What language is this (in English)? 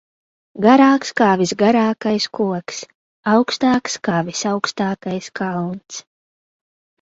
Latvian